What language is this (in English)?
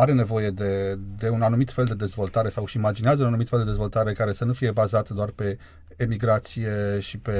Romanian